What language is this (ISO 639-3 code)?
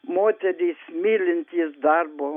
lit